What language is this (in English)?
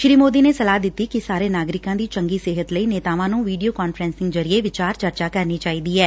Punjabi